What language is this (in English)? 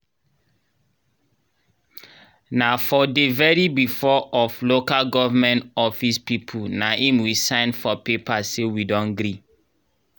Nigerian Pidgin